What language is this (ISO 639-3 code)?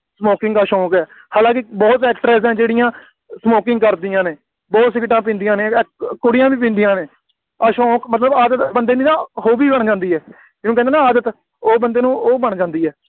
pan